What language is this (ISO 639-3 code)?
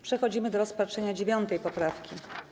pol